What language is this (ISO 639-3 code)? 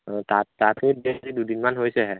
asm